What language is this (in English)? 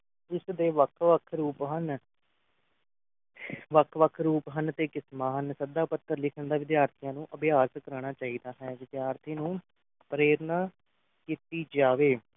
Punjabi